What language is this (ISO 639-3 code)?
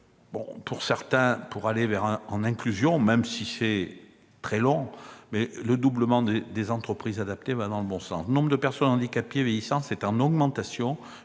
fra